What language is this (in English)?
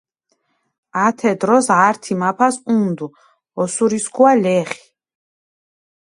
Mingrelian